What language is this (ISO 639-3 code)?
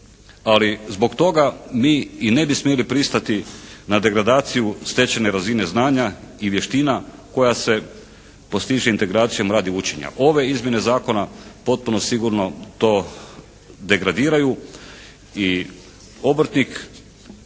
hrv